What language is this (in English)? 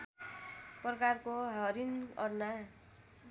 Nepali